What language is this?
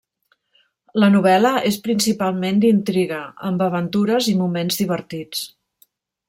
Catalan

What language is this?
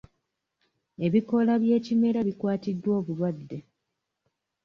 Ganda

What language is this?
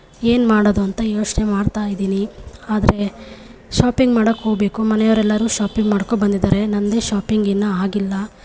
Kannada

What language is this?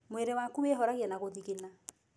Kikuyu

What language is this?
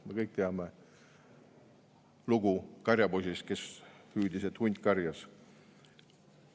Estonian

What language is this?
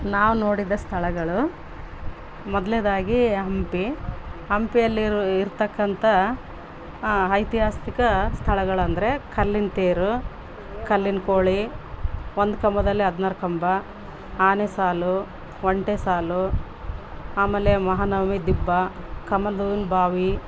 Kannada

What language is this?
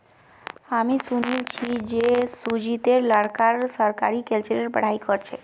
Magahi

